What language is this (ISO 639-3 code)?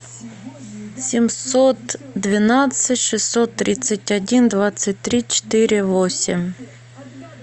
rus